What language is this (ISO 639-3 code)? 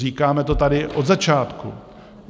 ces